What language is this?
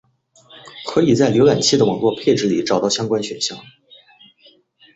Chinese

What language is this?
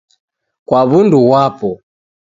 Taita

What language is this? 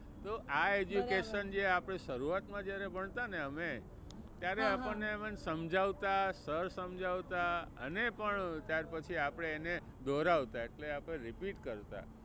Gujarati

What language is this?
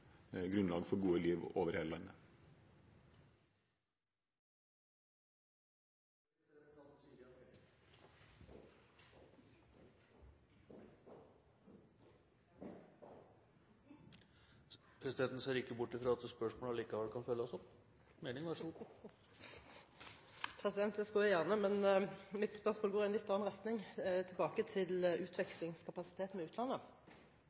Norwegian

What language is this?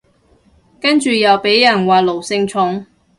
Cantonese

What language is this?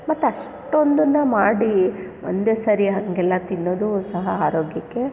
Kannada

